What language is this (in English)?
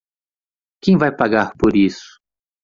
Portuguese